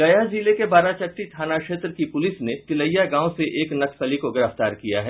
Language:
Hindi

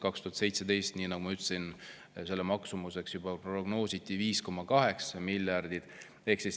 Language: Estonian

